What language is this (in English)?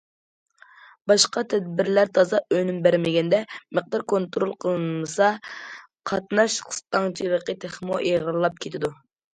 Uyghur